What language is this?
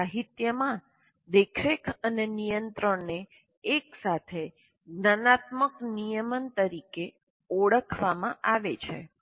Gujarati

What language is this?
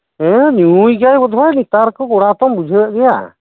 Santali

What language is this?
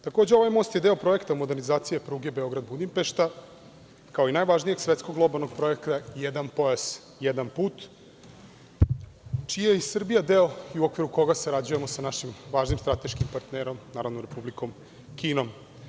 Serbian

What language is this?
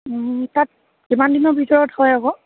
Assamese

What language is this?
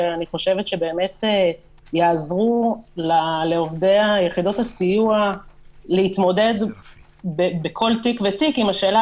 Hebrew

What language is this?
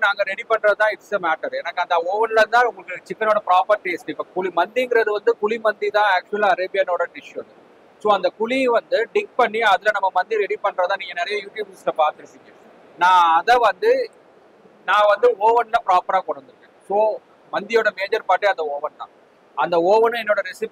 Tamil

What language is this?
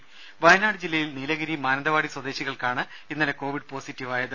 Malayalam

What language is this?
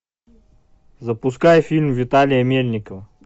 Russian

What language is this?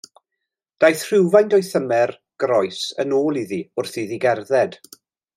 Welsh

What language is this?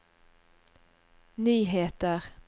Norwegian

